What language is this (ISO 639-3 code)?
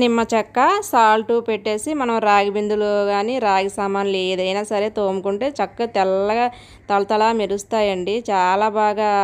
tel